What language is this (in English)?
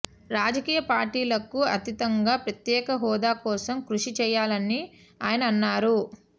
Telugu